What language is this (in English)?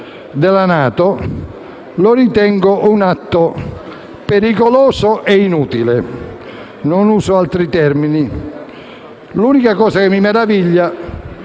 Italian